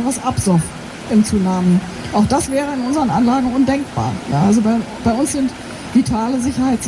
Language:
German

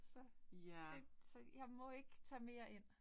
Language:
Danish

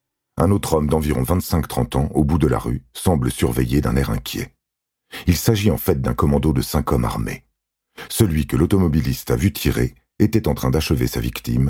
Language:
French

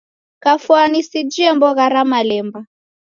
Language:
Taita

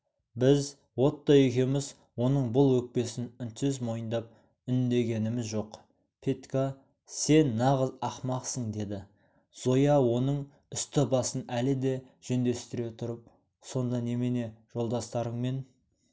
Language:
Kazakh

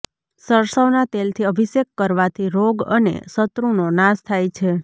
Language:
Gujarati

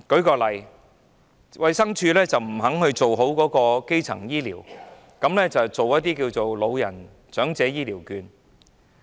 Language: Cantonese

